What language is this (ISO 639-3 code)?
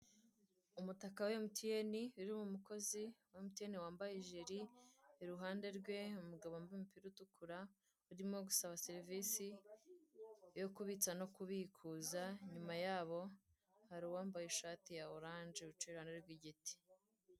kin